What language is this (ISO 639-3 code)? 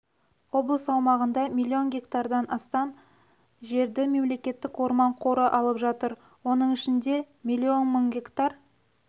kaz